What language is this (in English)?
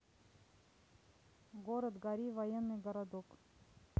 Russian